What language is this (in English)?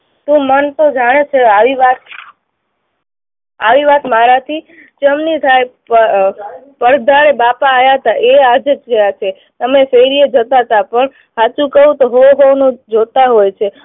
Gujarati